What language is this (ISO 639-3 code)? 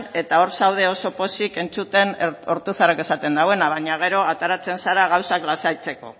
eus